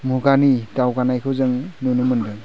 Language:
Bodo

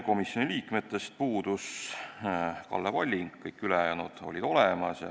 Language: Estonian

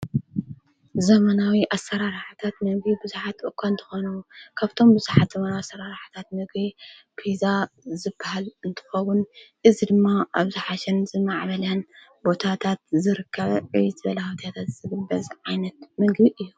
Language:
Tigrinya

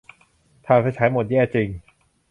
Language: Thai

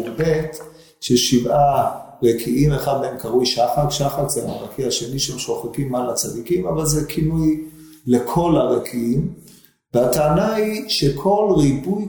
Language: Hebrew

